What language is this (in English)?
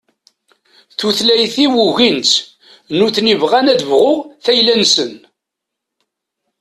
Kabyle